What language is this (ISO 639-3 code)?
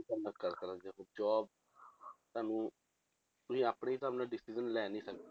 pan